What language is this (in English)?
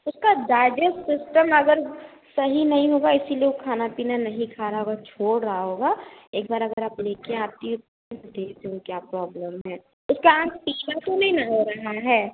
Hindi